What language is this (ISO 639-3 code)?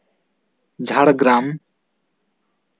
sat